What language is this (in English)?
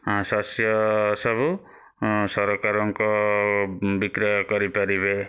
Odia